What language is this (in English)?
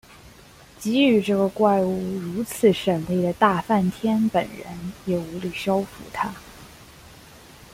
Chinese